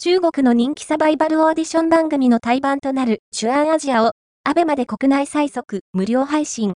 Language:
Japanese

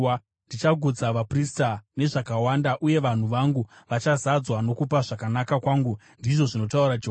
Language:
Shona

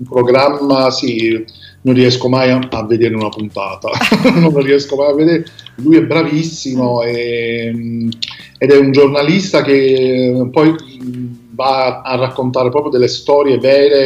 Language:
Italian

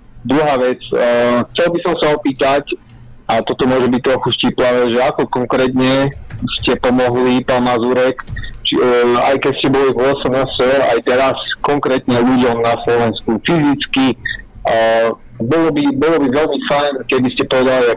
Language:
Slovak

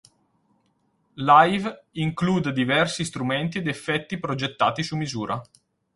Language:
Italian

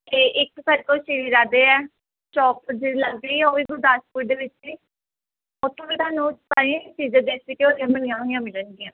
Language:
Punjabi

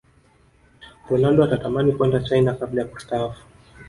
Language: Swahili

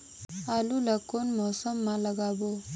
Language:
Chhattisgarhi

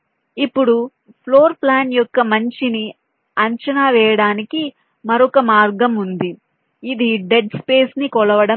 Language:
Telugu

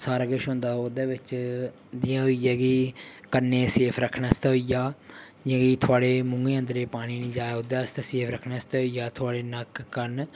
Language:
Dogri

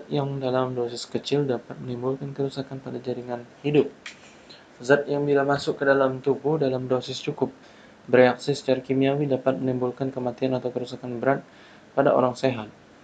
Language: Indonesian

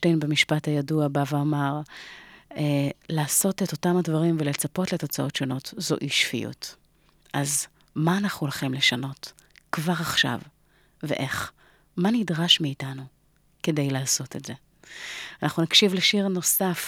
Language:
Hebrew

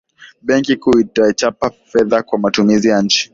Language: Swahili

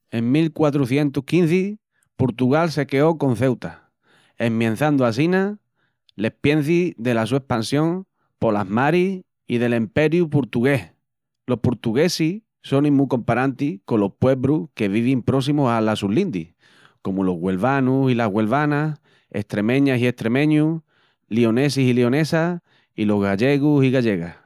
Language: Extremaduran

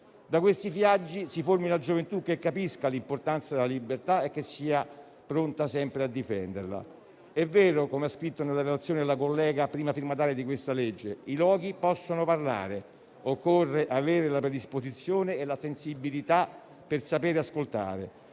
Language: Italian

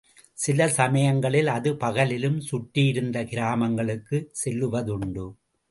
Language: Tamil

